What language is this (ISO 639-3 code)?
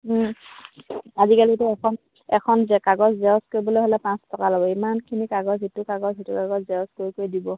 asm